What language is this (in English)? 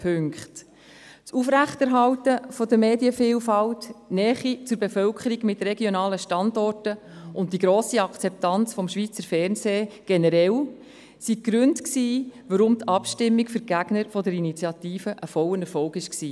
Swiss German